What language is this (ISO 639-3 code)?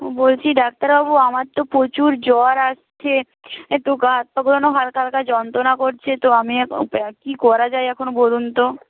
ben